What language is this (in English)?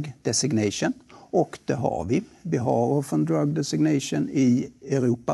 Swedish